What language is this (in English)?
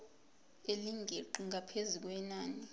Zulu